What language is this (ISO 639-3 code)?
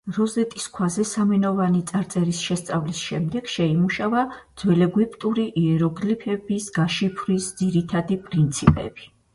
kat